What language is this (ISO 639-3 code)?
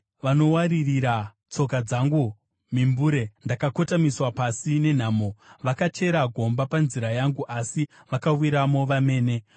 sna